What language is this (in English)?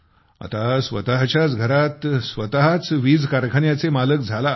Marathi